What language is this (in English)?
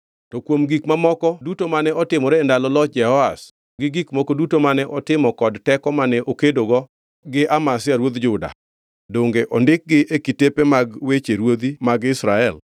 Luo (Kenya and Tanzania)